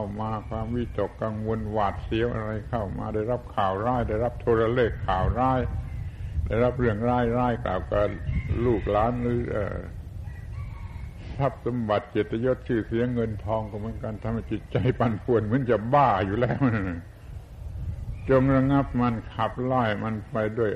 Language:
Thai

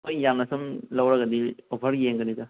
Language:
Manipuri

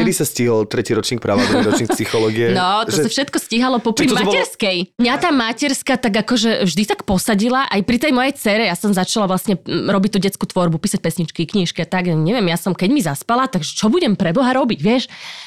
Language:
Slovak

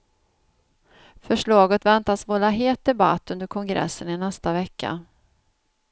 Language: Swedish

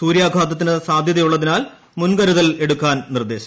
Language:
Malayalam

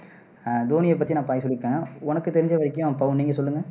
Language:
Tamil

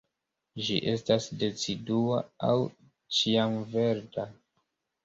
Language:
Esperanto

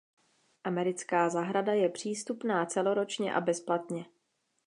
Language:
Czech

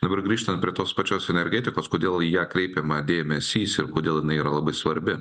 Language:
Lithuanian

